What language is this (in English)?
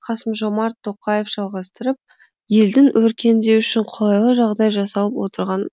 Kazakh